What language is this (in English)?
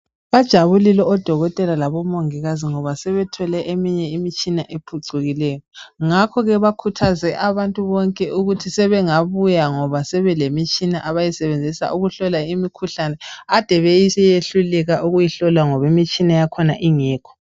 North Ndebele